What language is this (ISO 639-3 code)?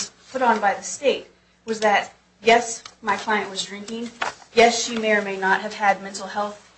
eng